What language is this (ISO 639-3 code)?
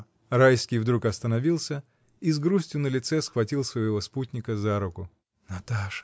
rus